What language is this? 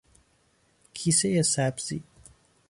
Persian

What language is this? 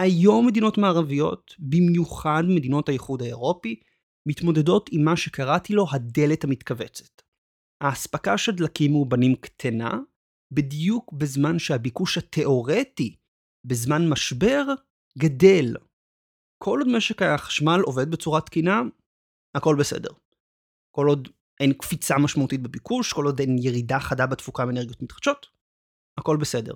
Hebrew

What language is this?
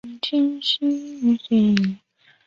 Chinese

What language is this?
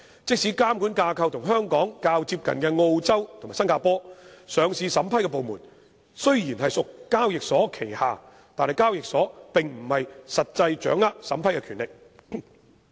Cantonese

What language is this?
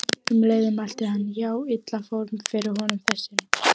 Icelandic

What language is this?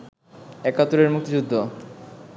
Bangla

